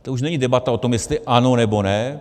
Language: Czech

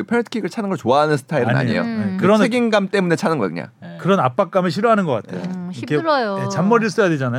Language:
Korean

